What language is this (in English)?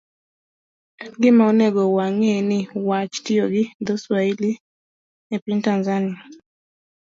Luo (Kenya and Tanzania)